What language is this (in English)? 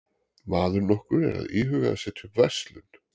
Icelandic